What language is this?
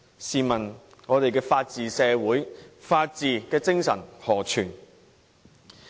Cantonese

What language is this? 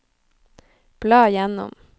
Norwegian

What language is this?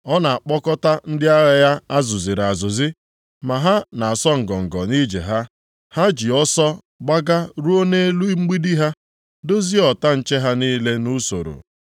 Igbo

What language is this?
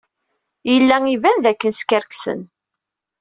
Kabyle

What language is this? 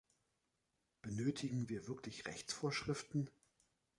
German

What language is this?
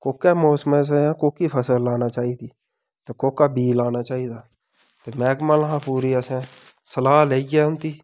Dogri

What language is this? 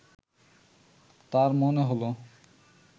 Bangla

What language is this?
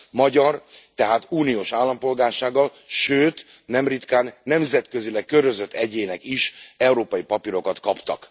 Hungarian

